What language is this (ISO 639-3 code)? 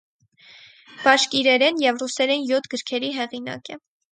hye